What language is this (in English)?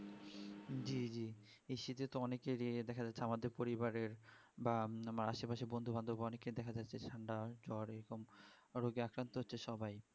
Bangla